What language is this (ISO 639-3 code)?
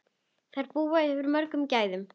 isl